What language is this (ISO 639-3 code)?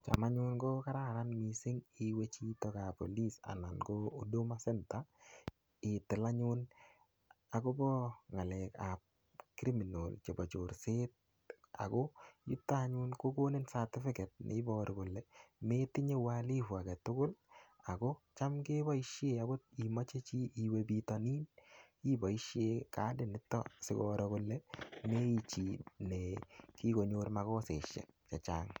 kln